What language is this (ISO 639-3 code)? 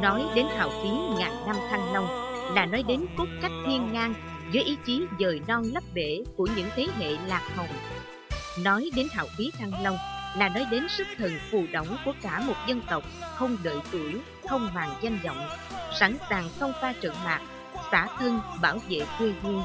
vie